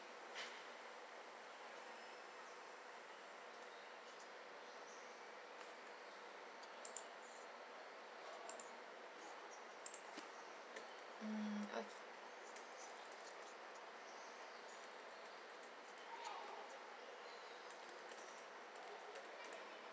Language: English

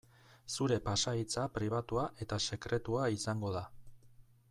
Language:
Basque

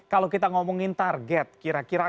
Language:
Indonesian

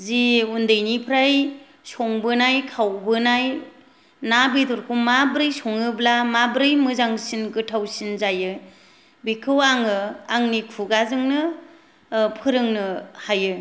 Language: Bodo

